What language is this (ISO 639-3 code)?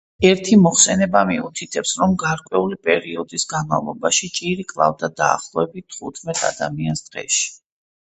kat